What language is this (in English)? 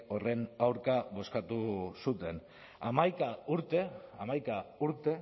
Basque